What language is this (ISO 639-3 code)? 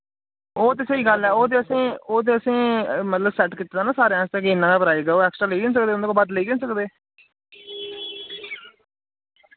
doi